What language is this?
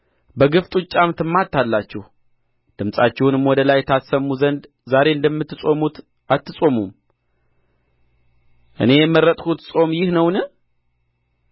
Amharic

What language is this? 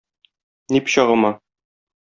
Tatar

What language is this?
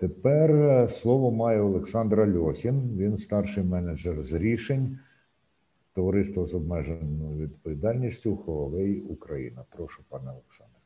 Ukrainian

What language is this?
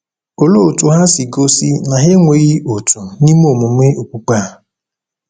Igbo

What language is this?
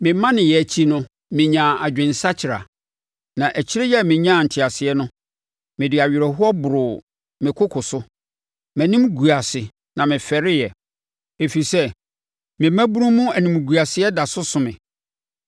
Akan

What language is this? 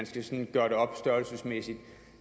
Danish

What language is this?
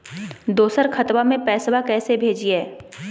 Magahi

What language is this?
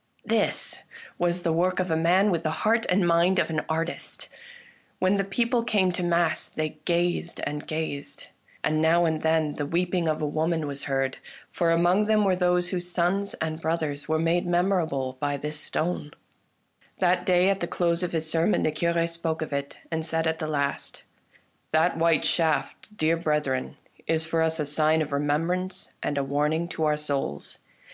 English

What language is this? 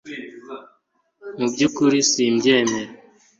Kinyarwanda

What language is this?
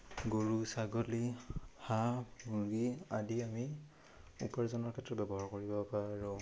Assamese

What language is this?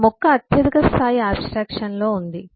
Telugu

